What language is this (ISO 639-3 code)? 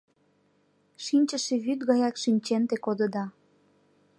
chm